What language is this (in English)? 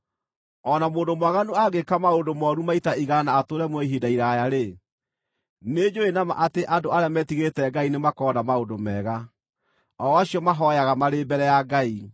Kikuyu